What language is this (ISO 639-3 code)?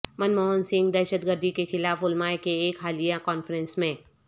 urd